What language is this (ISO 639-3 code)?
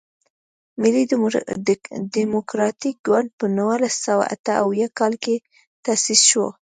pus